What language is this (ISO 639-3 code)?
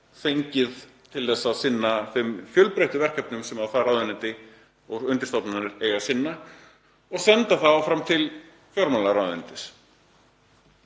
isl